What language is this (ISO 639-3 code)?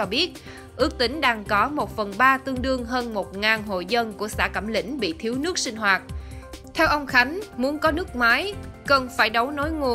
vie